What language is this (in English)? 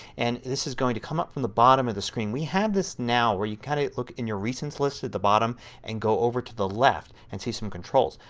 English